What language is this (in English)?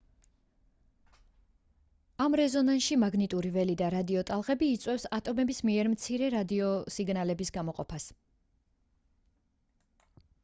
Georgian